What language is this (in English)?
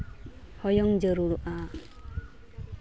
Santali